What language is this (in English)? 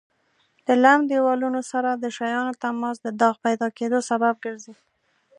Pashto